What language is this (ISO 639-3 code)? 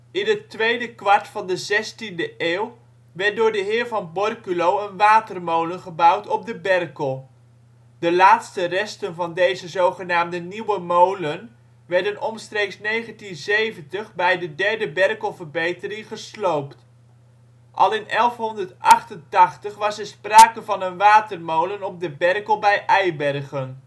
nld